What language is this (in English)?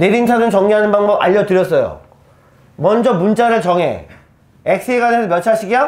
Korean